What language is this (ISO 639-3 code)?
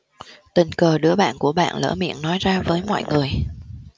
vie